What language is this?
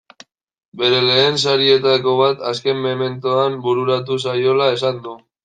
Basque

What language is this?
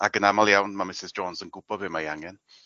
Welsh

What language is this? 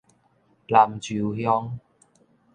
Min Nan Chinese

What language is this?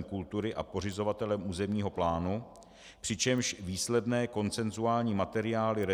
Czech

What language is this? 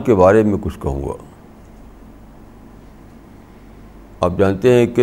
Urdu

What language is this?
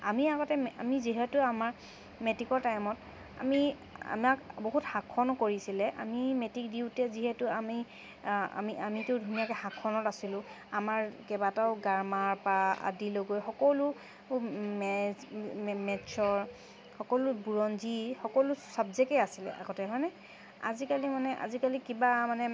Assamese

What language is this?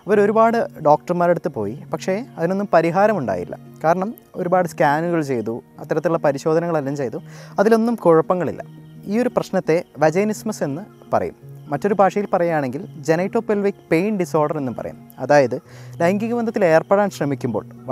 Malayalam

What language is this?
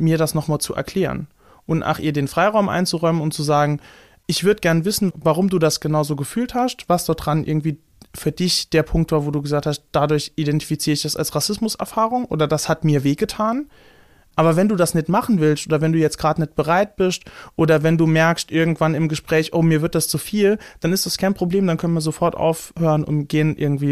German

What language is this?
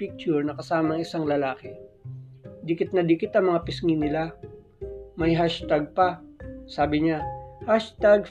Filipino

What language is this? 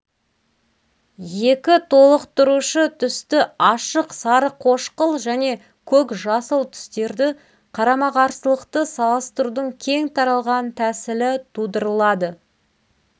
Kazakh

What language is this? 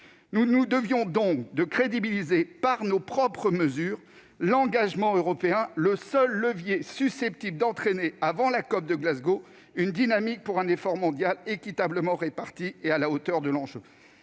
French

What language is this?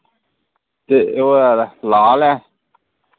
Dogri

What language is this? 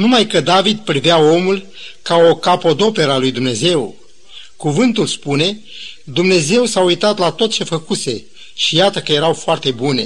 Romanian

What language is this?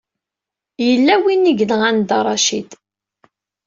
Kabyle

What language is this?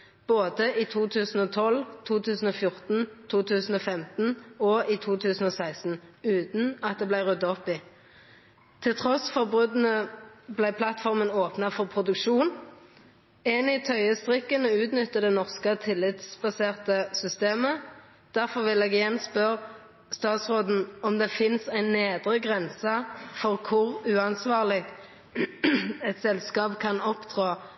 Norwegian Nynorsk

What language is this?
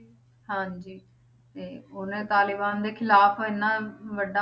Punjabi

